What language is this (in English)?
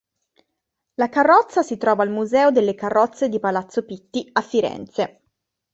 Italian